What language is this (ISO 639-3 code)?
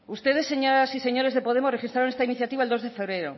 spa